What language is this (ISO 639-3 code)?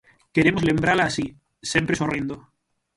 glg